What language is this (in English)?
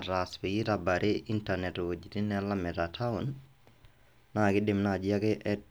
Masai